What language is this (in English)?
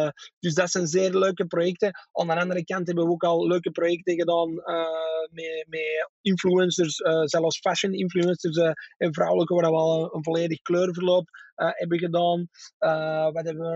Dutch